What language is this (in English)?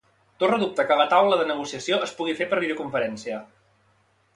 Catalan